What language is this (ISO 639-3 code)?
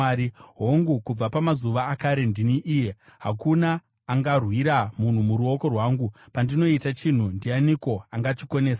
sna